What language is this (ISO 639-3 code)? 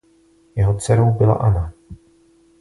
ces